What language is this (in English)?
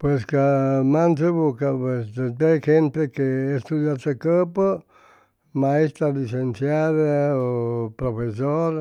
Chimalapa Zoque